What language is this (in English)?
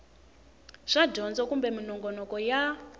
Tsonga